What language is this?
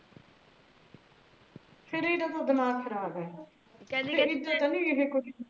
Punjabi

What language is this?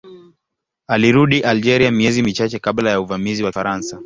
Swahili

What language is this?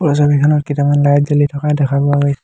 Assamese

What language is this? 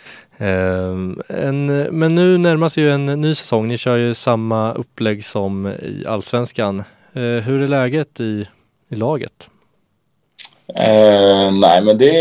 Swedish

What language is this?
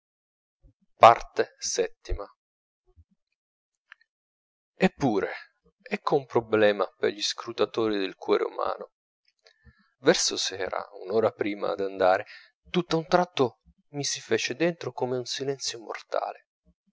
Italian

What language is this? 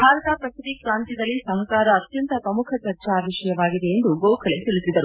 Kannada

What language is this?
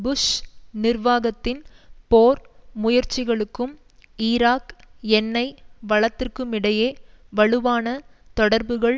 Tamil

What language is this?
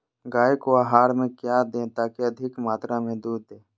Magahi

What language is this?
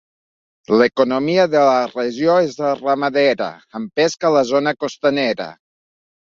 Catalan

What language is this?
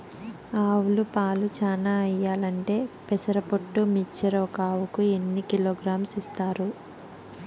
Telugu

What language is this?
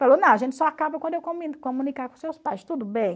Portuguese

